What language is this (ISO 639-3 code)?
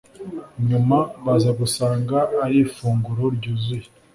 kin